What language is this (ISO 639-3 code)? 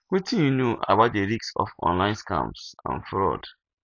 pcm